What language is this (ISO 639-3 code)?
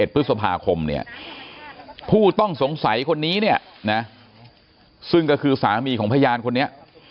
tha